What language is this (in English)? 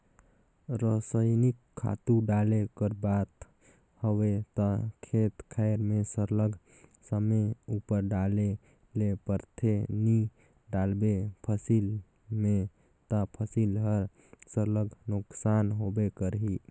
Chhattisgarhi